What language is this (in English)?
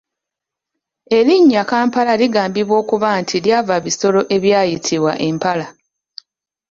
Ganda